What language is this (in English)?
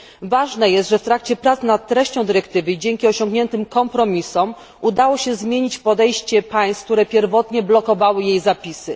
Polish